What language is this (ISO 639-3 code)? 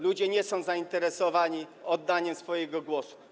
pol